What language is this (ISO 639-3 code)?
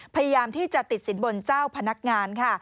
tha